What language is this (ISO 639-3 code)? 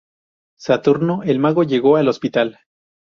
spa